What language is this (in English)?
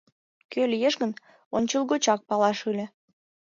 Mari